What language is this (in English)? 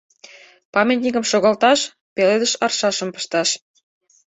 Mari